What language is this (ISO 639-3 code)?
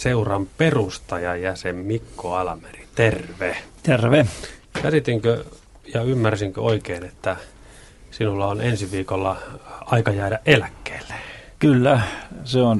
fin